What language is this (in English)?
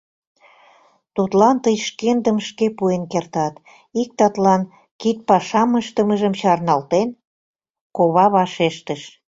Mari